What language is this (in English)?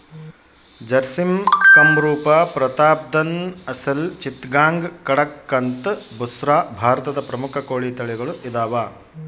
Kannada